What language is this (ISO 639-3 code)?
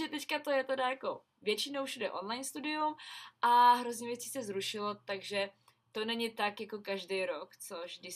ces